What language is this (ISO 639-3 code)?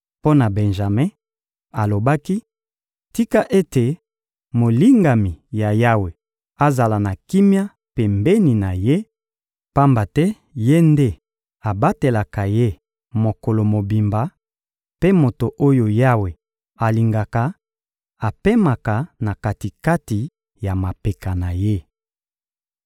lin